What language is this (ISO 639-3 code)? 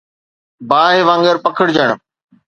snd